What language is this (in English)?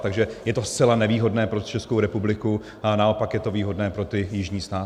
Czech